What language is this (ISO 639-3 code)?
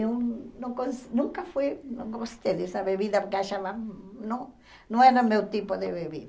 por